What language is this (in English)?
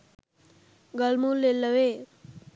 Sinhala